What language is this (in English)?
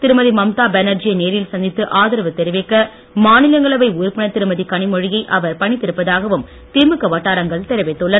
Tamil